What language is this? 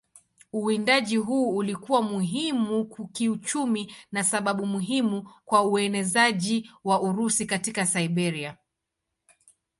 Swahili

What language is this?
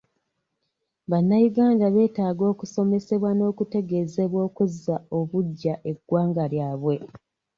Ganda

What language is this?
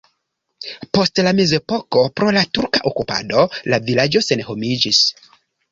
Esperanto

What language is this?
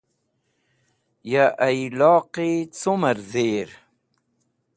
Wakhi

